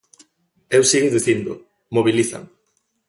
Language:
Galician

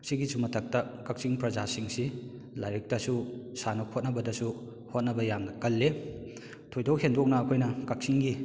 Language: Manipuri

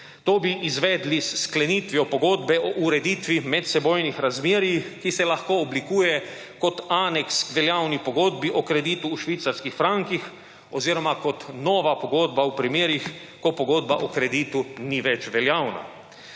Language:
Slovenian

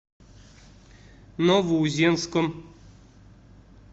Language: Russian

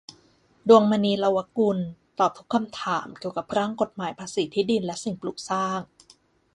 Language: Thai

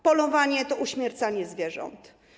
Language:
Polish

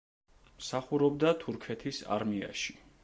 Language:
Georgian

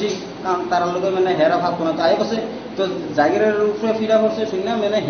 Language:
Hindi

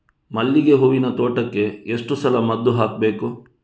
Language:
Kannada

